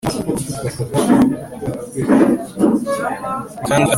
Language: Kinyarwanda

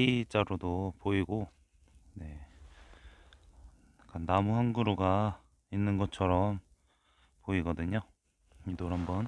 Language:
Korean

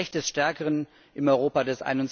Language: German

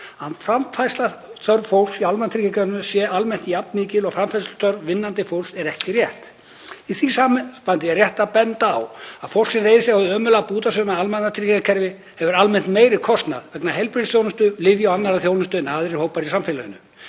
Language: Icelandic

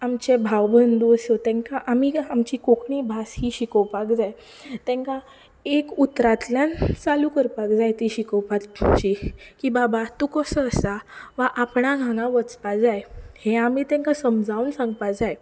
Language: Konkani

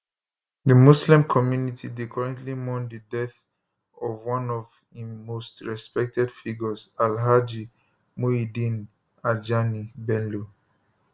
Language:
Nigerian Pidgin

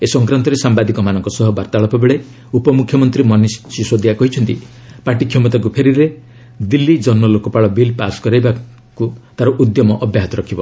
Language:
Odia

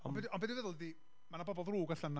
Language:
Welsh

